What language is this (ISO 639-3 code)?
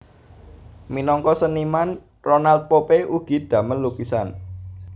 jav